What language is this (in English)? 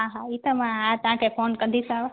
Sindhi